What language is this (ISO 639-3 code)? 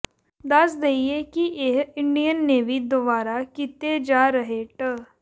pan